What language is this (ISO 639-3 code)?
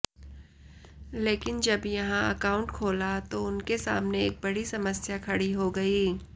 hin